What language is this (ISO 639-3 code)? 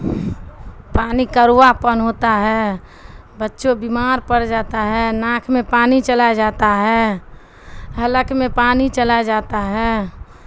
urd